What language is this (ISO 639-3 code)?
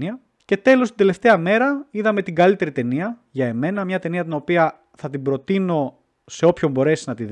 ell